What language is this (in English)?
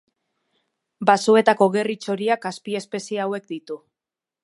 Basque